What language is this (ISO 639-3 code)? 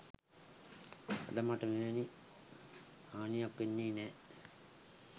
sin